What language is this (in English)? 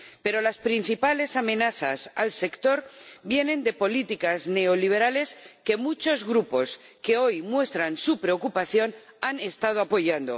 Spanish